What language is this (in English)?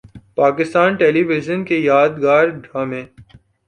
Urdu